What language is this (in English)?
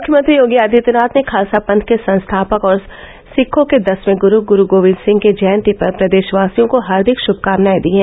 Hindi